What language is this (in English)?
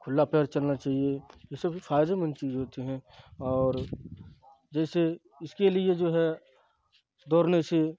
Urdu